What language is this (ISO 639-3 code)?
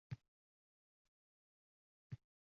uzb